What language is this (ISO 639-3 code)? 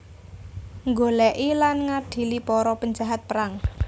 jav